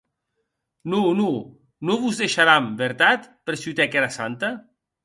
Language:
Occitan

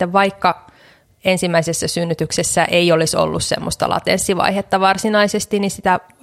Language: Finnish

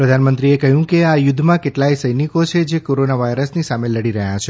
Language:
Gujarati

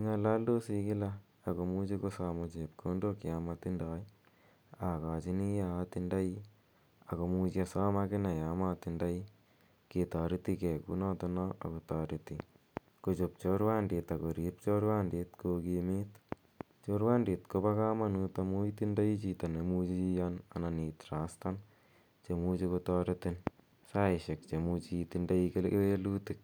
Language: Kalenjin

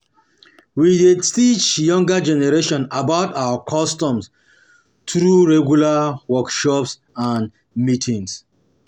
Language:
Nigerian Pidgin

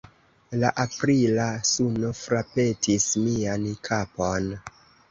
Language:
Esperanto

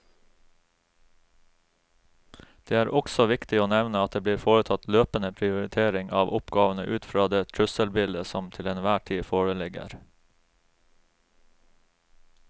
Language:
Norwegian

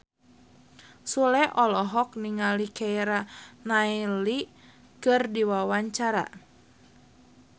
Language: Sundanese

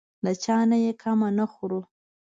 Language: Pashto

